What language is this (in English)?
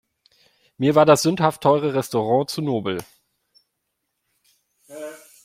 German